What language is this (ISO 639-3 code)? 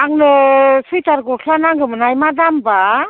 brx